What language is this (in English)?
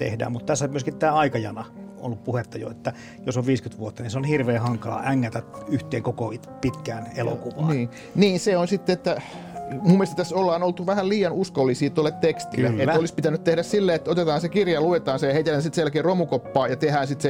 Finnish